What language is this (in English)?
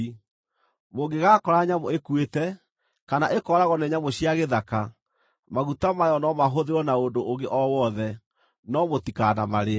Kikuyu